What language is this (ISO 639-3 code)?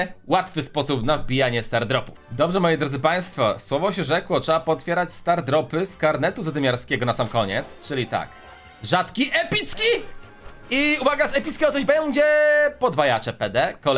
pol